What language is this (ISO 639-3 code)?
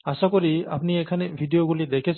ben